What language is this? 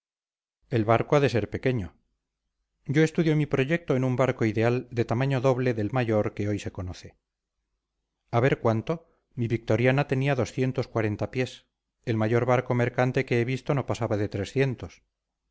Spanish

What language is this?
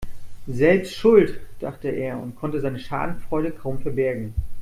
German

